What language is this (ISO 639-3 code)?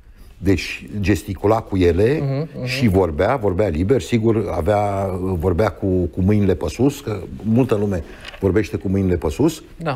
ron